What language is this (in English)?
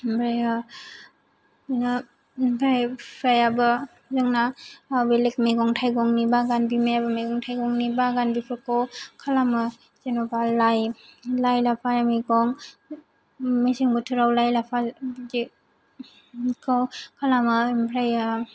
Bodo